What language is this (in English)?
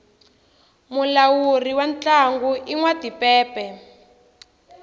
Tsonga